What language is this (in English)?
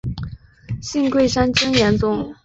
Chinese